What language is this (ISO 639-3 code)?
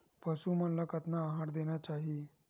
hne